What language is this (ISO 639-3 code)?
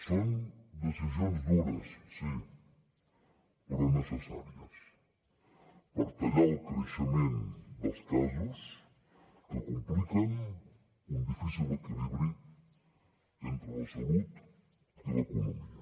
cat